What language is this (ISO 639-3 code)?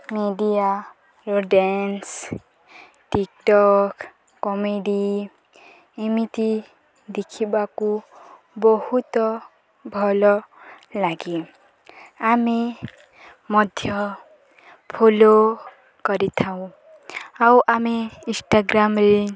ori